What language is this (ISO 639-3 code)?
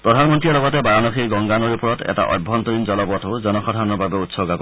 asm